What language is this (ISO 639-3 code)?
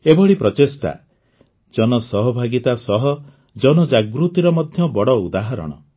ori